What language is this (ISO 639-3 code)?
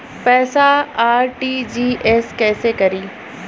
bho